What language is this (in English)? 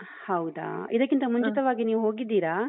Kannada